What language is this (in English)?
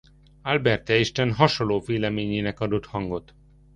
Hungarian